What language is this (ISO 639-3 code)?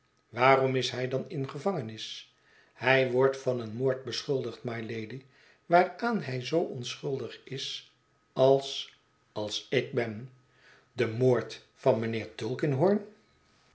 nld